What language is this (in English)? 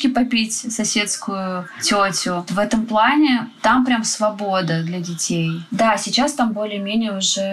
Russian